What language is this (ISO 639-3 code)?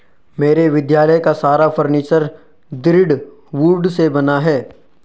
hin